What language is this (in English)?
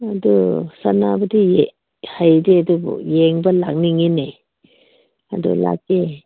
Manipuri